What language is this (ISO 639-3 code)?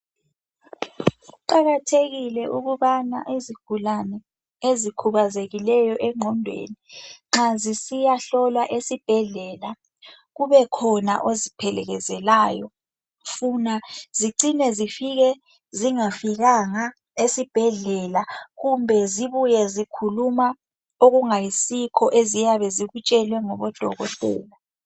nde